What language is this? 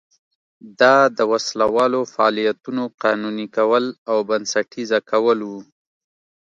Pashto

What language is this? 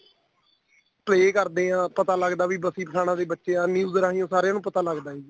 Punjabi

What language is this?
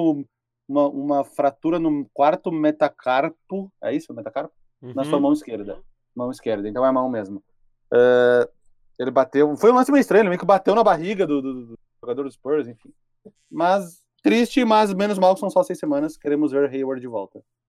Portuguese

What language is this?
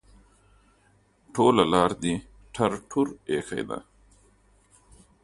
Pashto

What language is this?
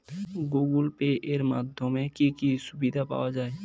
Bangla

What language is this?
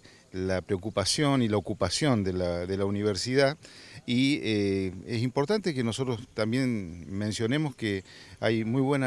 Spanish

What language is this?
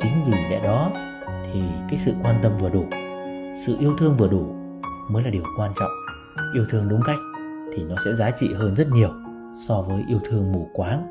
Vietnamese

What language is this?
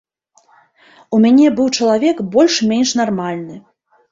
Belarusian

